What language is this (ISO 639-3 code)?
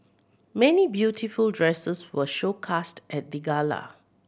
eng